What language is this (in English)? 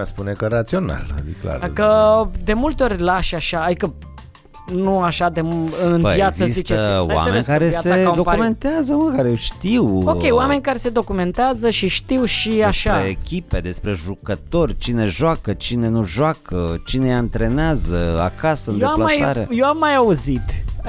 Romanian